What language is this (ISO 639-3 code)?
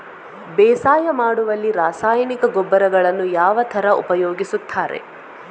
kan